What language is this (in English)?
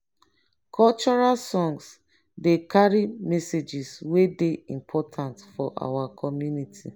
Nigerian Pidgin